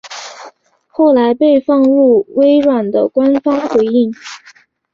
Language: Chinese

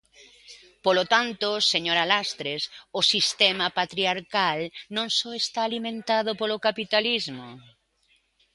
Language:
Galician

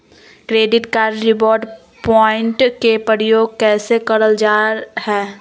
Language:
Magahi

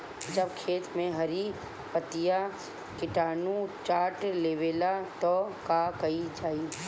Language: Bhojpuri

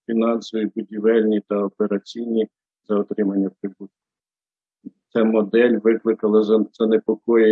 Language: Ukrainian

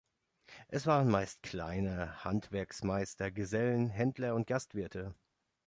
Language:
German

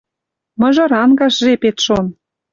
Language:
Western Mari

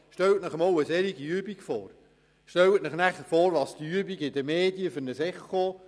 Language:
Swiss German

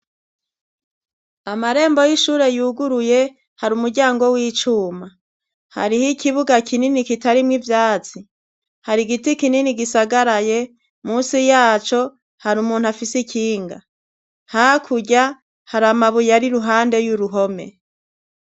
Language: Rundi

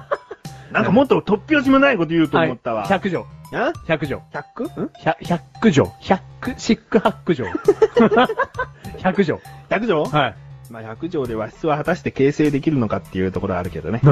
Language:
Japanese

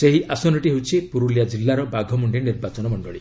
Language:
Odia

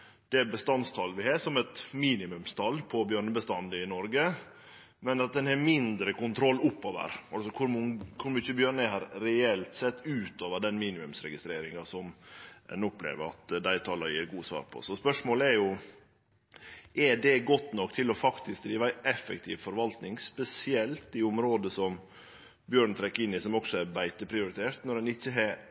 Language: Norwegian Nynorsk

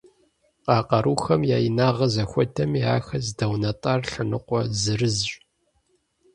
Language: Kabardian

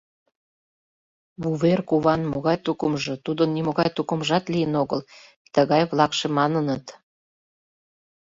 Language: Mari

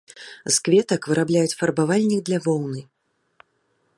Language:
Belarusian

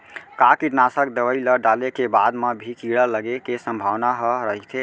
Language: Chhattisgarhi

